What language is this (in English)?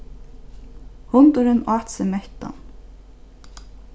Faroese